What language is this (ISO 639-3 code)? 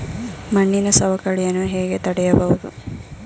kan